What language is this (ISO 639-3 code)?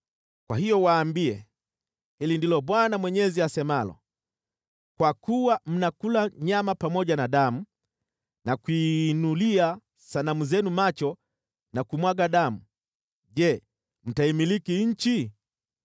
swa